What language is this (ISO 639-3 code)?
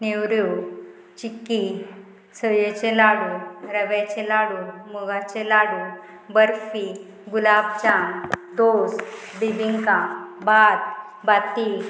kok